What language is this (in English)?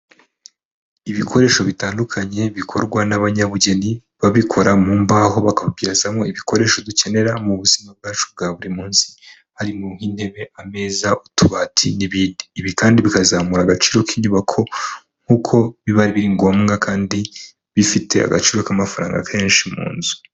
Kinyarwanda